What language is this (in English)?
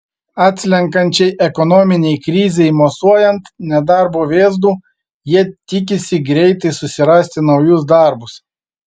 Lithuanian